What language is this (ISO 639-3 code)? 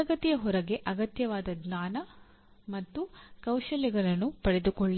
kan